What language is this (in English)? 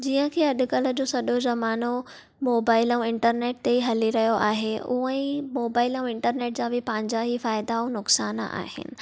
Sindhi